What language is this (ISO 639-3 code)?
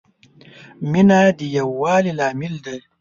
pus